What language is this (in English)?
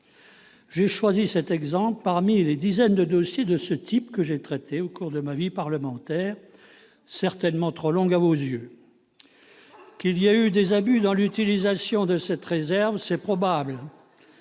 French